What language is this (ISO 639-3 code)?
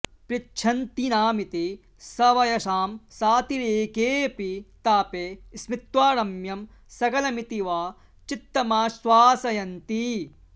san